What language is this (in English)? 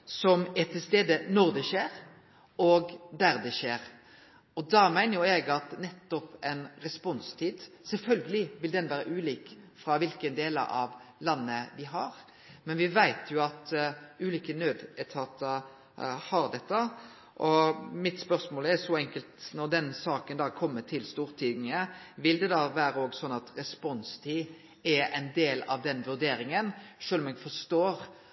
Norwegian